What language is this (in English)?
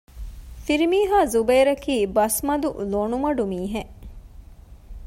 Divehi